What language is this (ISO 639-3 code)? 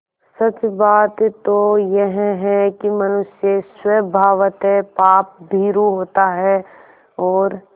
hin